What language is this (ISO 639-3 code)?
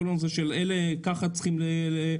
heb